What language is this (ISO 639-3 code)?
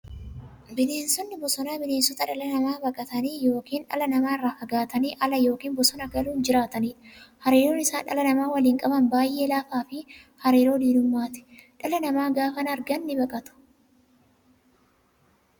orm